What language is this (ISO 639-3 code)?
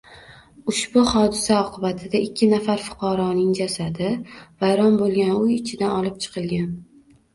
uzb